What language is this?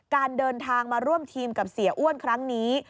Thai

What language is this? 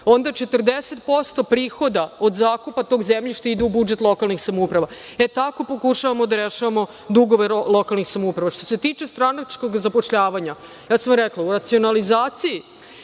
Serbian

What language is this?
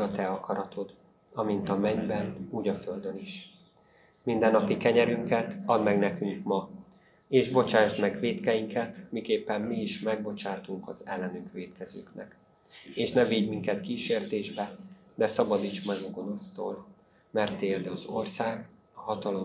Hungarian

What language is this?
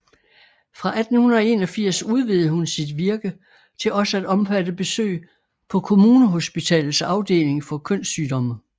Danish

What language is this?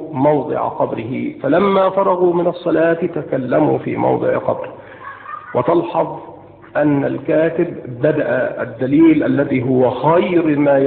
Arabic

